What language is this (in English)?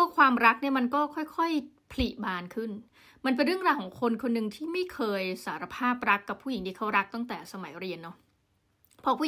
Thai